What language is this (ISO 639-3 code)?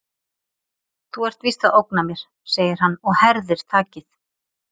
isl